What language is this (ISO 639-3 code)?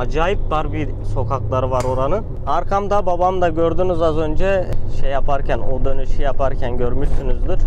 tur